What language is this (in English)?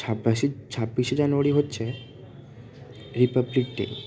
Bangla